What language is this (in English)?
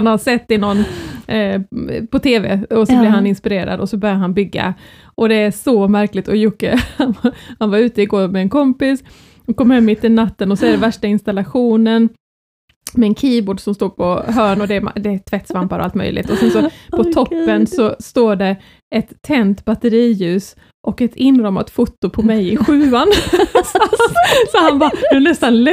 Swedish